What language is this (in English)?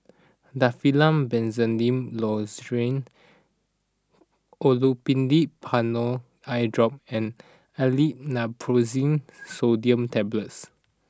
English